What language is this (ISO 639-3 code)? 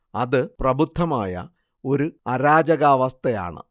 mal